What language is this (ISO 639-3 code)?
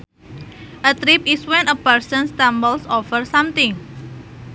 sun